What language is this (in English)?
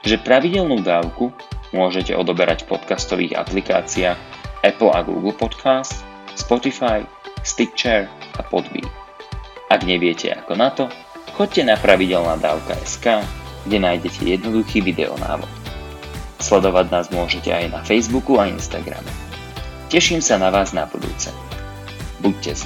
Slovak